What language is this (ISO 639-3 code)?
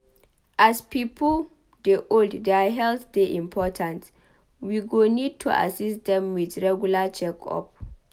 pcm